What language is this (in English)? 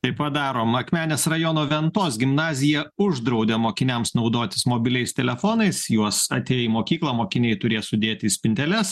Lithuanian